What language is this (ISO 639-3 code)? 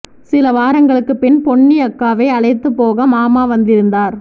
tam